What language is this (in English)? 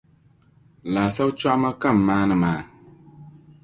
Dagbani